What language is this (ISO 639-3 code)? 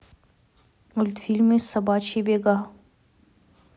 rus